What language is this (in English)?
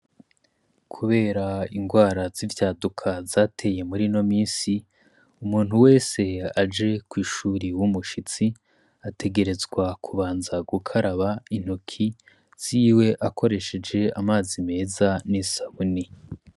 Rundi